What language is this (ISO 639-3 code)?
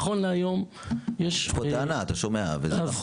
heb